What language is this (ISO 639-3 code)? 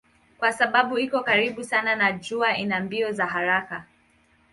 swa